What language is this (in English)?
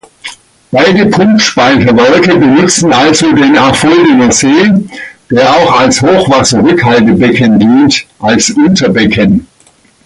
German